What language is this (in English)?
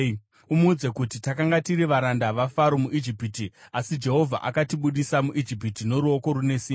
Shona